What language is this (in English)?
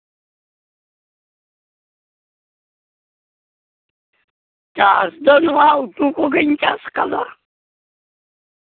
Santali